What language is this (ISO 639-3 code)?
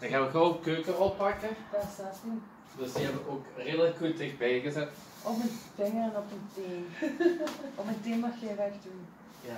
nld